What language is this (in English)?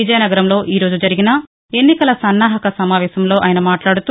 Telugu